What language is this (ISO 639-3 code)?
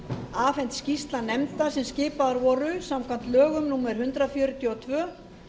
isl